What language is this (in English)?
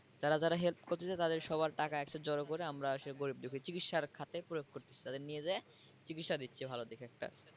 Bangla